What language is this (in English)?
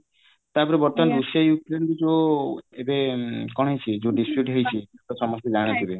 Odia